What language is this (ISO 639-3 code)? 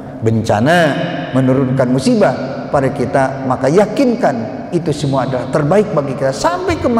ind